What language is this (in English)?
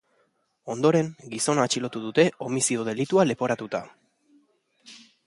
Basque